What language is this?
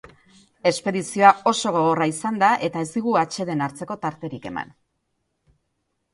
Basque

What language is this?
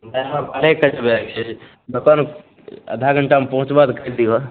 Maithili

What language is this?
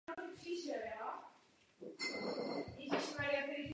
Czech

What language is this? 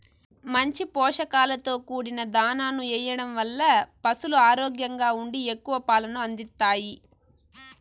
Telugu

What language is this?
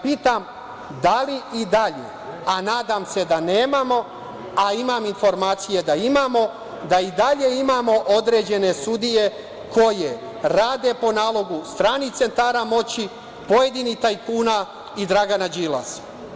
Serbian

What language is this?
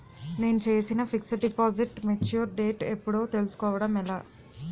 Telugu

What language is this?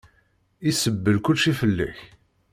Kabyle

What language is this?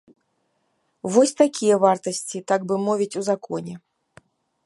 Belarusian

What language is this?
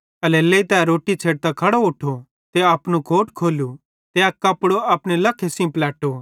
Bhadrawahi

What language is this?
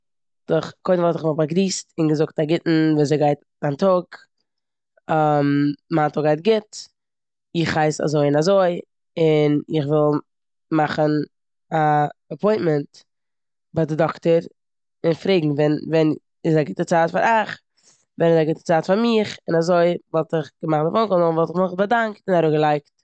Yiddish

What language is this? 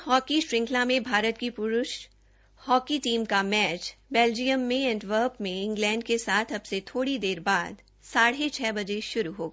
Hindi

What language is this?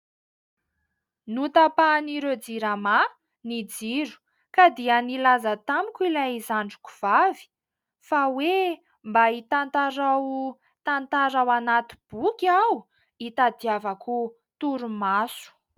Malagasy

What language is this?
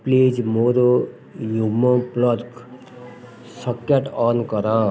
Odia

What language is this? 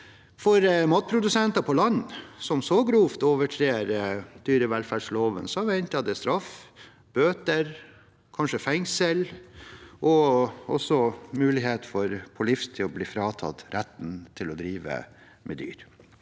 Norwegian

